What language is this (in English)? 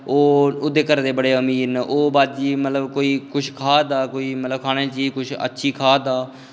Dogri